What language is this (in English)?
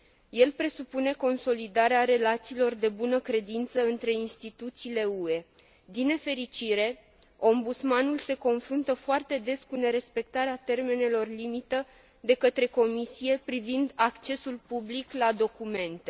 Romanian